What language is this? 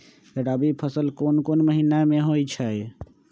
Magahi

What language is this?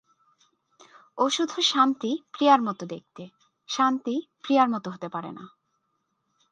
Bangla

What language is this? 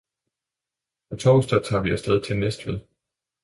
Danish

